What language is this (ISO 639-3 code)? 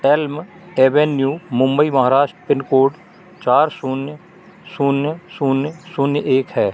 hin